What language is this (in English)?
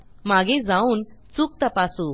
Marathi